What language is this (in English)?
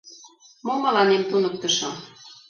Mari